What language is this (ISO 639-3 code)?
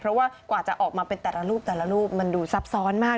tha